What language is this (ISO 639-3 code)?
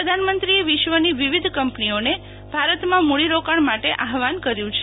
guj